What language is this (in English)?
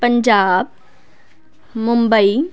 Punjabi